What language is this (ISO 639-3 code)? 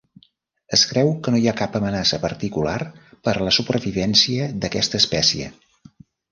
cat